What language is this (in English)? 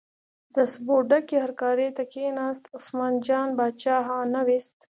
Pashto